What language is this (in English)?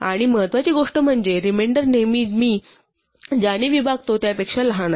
Marathi